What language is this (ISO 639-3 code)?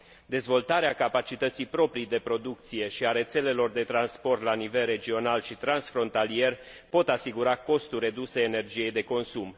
ron